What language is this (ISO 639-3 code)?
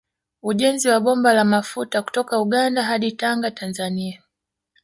swa